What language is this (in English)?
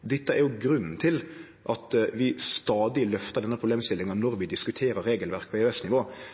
Norwegian Nynorsk